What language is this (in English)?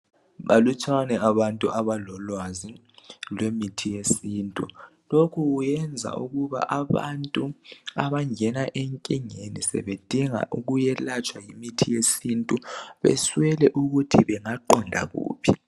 North Ndebele